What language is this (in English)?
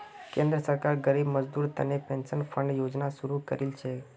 Magahi